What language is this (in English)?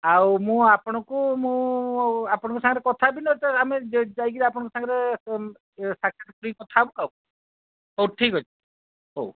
Odia